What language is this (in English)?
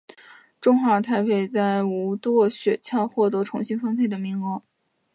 Chinese